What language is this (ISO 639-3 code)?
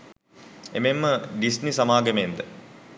sin